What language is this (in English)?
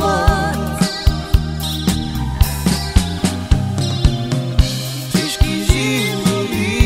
Romanian